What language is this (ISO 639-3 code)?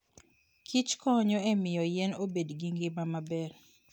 luo